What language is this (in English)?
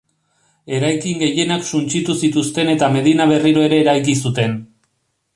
Basque